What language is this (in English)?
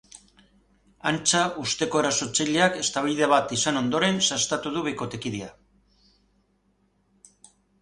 Basque